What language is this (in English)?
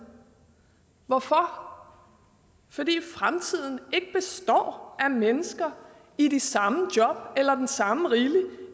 Danish